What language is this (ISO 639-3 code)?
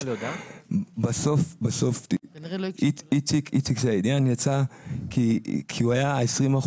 heb